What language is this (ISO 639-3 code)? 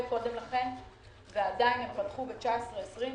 heb